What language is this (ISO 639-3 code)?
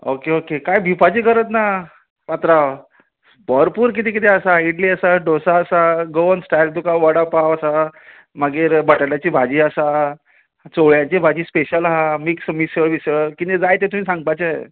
kok